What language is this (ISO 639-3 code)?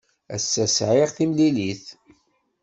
kab